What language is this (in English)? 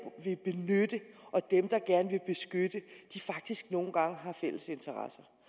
Danish